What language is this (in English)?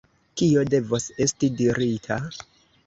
Esperanto